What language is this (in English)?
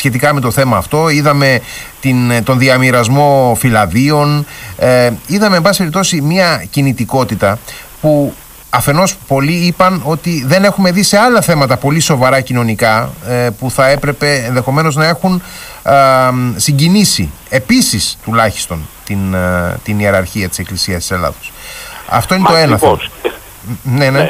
Greek